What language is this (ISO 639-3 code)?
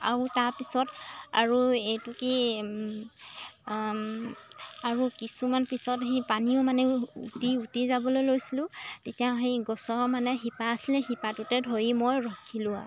asm